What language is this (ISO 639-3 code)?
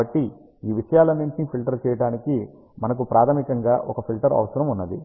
tel